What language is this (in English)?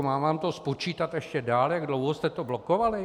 Czech